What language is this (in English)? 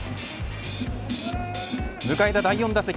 Japanese